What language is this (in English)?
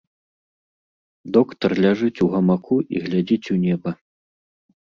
Belarusian